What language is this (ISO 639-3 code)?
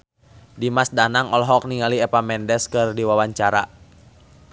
sun